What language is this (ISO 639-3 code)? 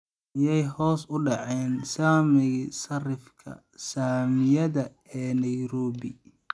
som